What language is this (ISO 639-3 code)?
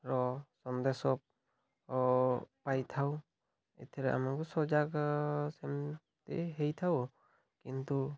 ori